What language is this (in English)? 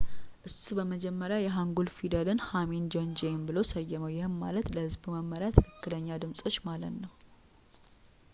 Amharic